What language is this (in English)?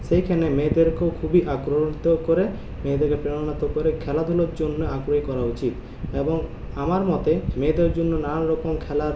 Bangla